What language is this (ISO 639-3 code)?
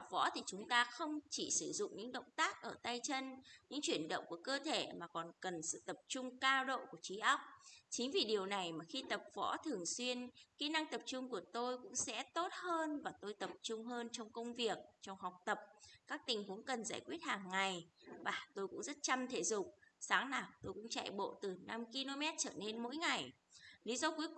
vie